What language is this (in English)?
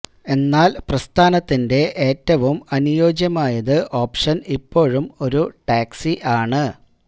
Malayalam